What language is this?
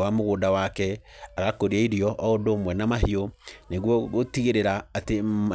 Kikuyu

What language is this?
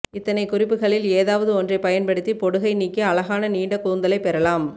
Tamil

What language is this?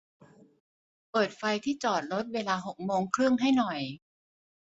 Thai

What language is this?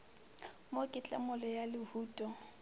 Northern Sotho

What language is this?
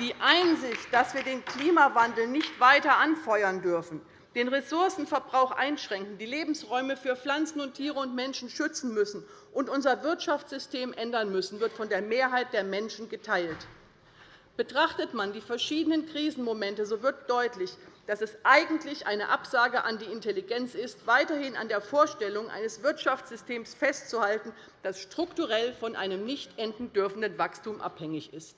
German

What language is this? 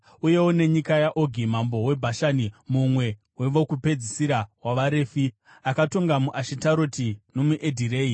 Shona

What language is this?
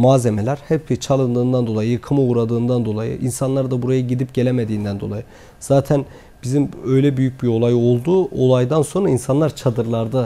Turkish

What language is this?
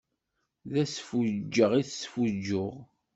Kabyle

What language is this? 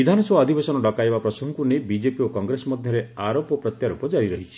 Odia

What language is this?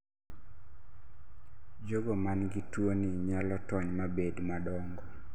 Luo (Kenya and Tanzania)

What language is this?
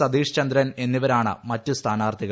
Malayalam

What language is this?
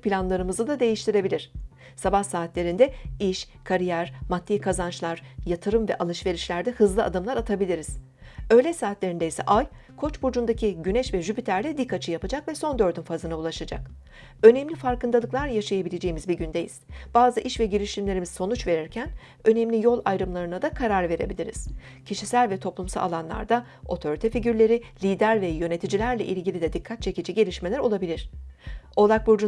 Turkish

